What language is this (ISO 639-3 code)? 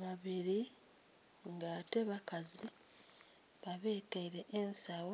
xog